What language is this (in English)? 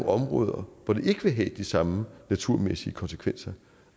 Danish